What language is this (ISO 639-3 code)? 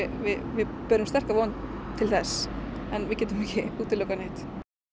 isl